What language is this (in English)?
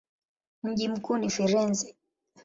Swahili